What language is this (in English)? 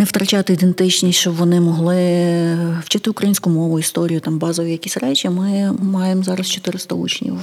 Ukrainian